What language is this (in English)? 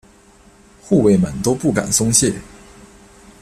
Chinese